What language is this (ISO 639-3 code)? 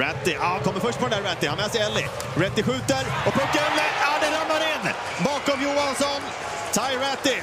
swe